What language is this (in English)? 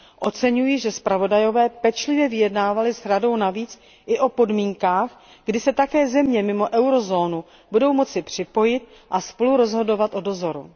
Czech